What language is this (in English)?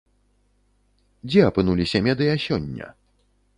Belarusian